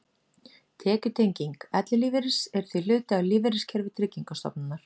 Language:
Icelandic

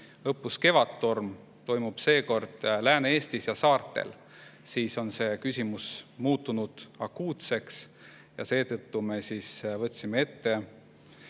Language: Estonian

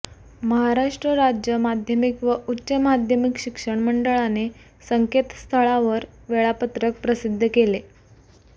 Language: Marathi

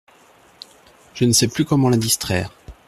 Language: French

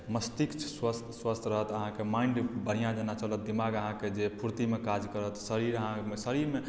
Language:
Maithili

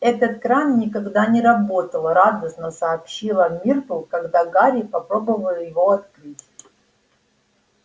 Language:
Russian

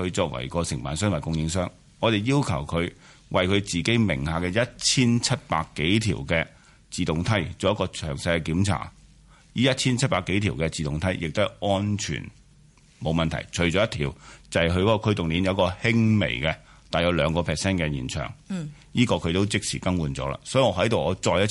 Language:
Chinese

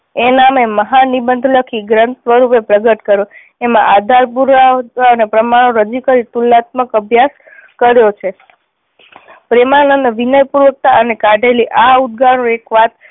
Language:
Gujarati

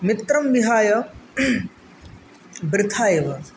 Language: Sanskrit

